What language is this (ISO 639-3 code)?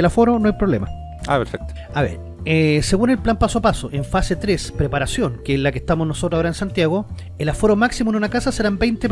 spa